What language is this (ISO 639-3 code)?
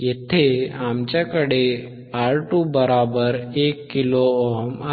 mar